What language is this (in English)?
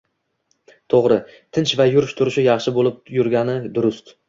Uzbek